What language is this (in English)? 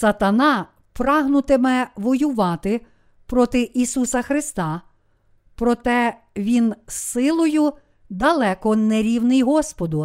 Ukrainian